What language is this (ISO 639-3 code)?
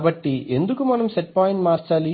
tel